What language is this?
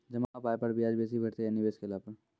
Maithili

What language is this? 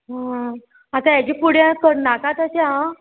Konkani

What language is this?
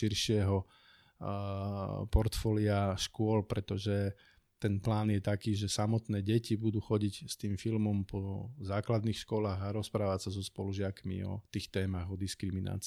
Slovak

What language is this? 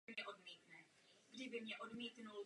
Czech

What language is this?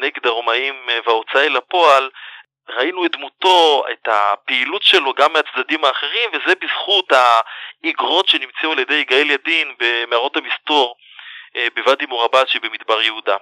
Hebrew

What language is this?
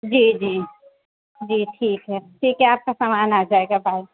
Urdu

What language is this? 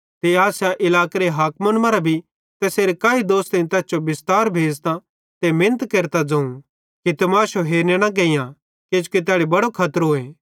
Bhadrawahi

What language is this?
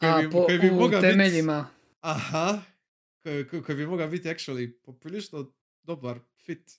Croatian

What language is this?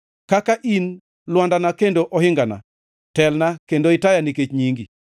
Luo (Kenya and Tanzania)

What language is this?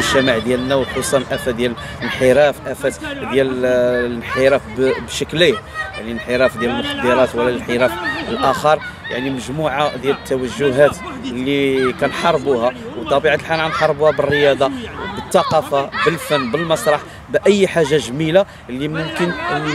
Arabic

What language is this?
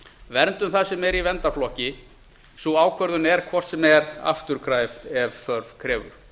Icelandic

